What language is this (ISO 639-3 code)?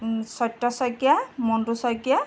asm